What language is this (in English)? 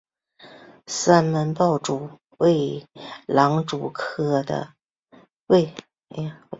Chinese